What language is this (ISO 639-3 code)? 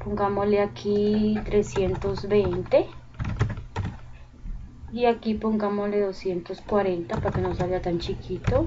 spa